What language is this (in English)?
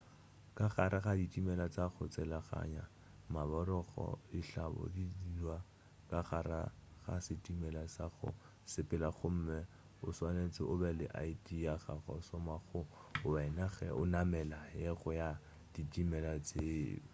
Northern Sotho